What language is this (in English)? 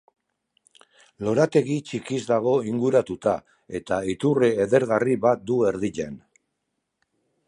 Basque